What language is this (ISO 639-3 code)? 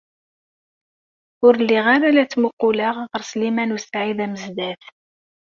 kab